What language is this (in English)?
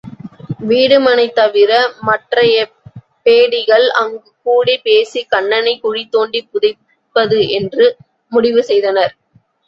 Tamil